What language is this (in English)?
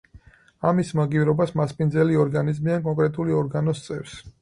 Georgian